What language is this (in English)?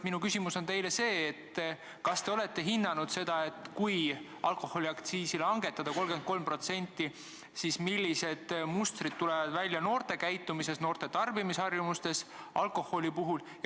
Estonian